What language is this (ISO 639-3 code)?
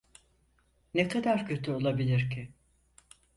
tur